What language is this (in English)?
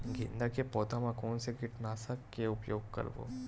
Chhattisgarhi